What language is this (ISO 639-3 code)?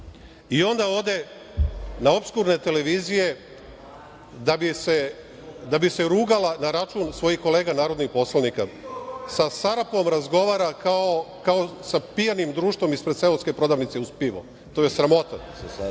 srp